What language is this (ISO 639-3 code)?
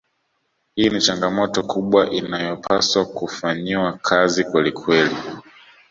swa